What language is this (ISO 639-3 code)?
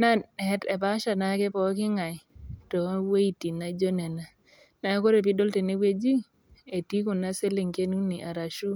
mas